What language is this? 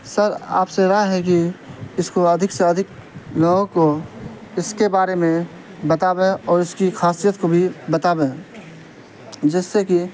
Urdu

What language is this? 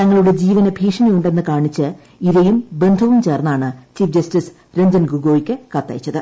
Malayalam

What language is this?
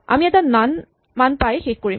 Assamese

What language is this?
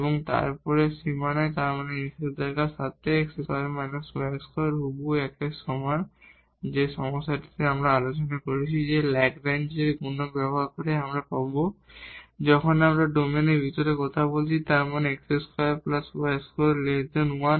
Bangla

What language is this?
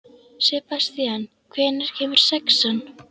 Icelandic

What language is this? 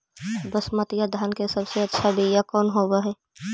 Magahi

